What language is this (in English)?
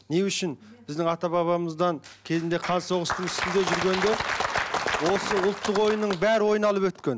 Kazakh